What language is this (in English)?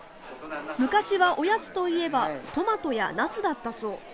Japanese